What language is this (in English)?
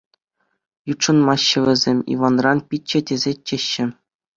Chuvash